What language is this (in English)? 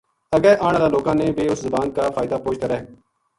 Gujari